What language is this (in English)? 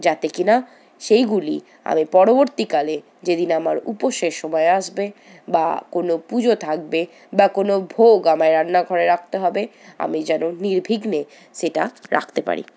Bangla